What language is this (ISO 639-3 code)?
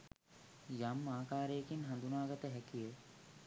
sin